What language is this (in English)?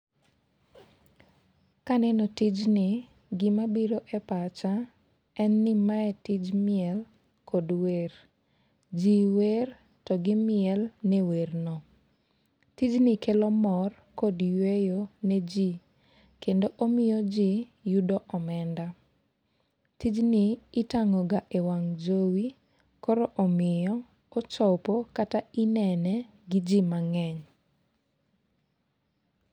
Luo (Kenya and Tanzania)